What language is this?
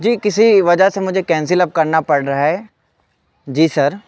Urdu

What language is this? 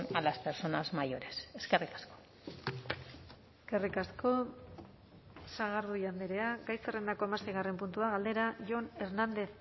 Basque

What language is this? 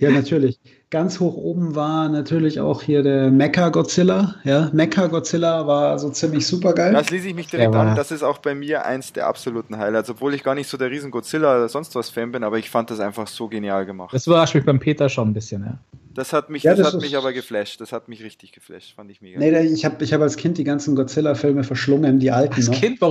German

